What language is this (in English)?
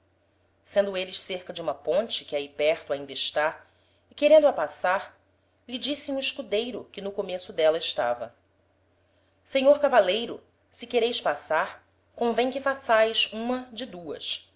Portuguese